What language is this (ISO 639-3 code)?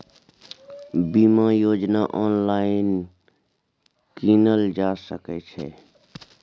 mai